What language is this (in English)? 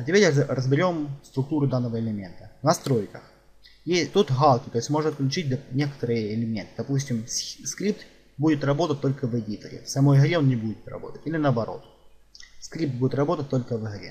Russian